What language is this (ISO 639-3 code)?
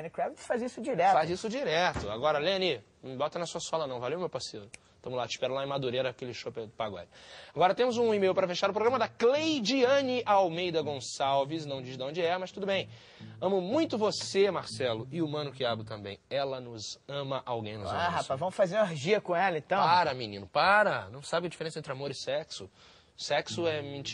por